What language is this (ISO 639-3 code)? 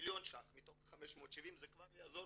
heb